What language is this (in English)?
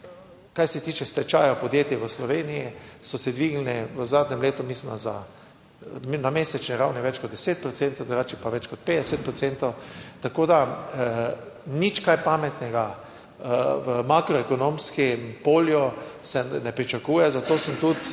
Slovenian